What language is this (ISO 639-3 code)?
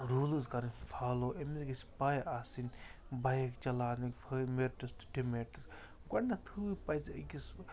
kas